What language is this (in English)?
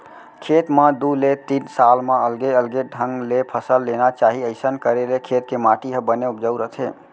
Chhattisgarhi